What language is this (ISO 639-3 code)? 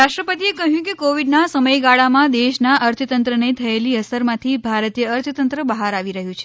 guj